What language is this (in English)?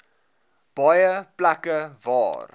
Afrikaans